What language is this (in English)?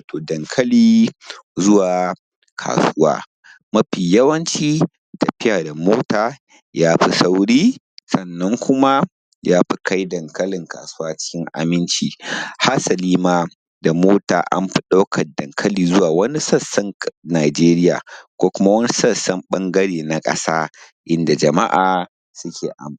Hausa